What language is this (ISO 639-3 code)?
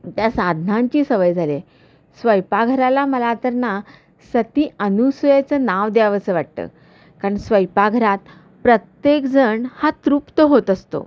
mar